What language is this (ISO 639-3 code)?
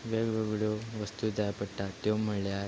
kok